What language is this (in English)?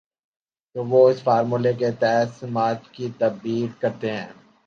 Urdu